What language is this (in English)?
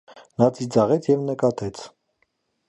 Armenian